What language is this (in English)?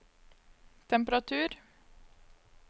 Norwegian